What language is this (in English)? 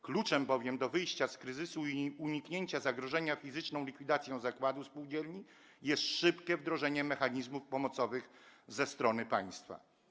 Polish